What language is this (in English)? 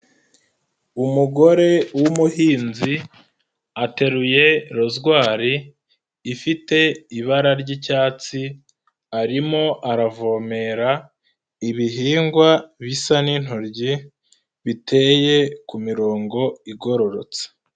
Kinyarwanda